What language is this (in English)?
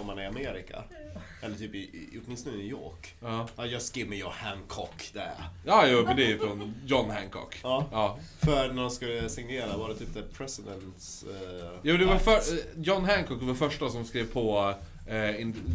Swedish